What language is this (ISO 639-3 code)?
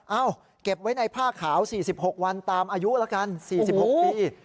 tha